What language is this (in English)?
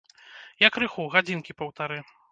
Belarusian